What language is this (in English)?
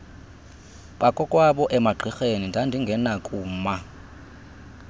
Xhosa